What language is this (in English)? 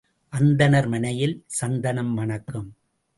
Tamil